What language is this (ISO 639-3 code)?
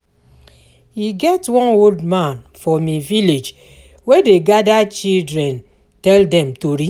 pcm